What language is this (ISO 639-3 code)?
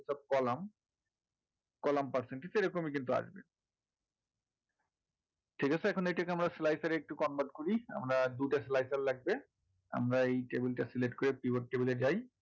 ben